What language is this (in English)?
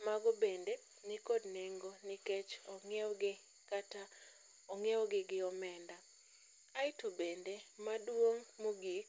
Luo (Kenya and Tanzania)